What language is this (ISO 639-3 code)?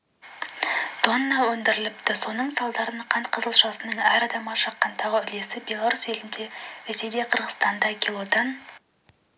kaz